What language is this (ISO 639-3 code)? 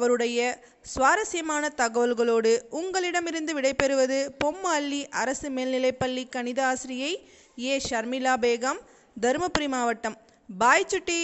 tam